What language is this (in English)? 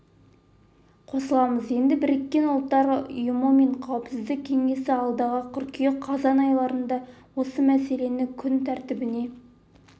Kazakh